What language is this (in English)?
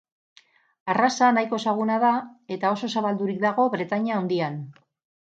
Basque